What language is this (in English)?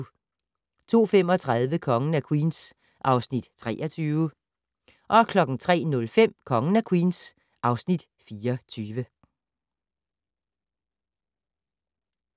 Danish